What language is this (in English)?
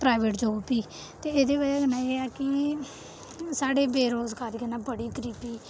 Dogri